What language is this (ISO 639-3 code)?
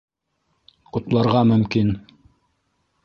bak